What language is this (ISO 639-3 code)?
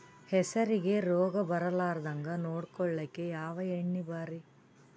kan